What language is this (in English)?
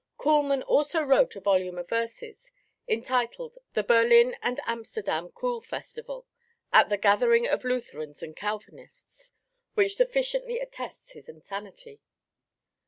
English